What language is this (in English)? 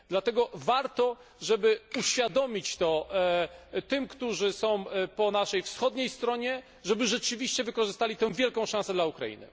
Polish